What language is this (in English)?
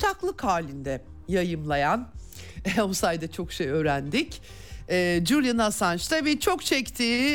Turkish